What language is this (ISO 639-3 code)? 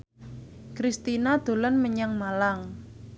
jav